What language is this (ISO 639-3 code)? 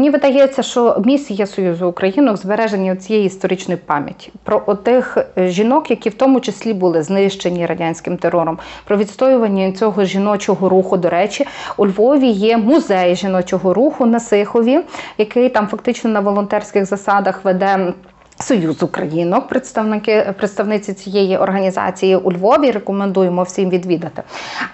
ukr